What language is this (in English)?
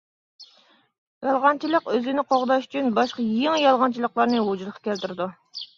Uyghur